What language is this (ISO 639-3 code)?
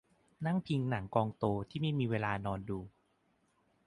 tha